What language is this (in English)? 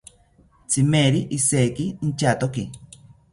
South Ucayali Ashéninka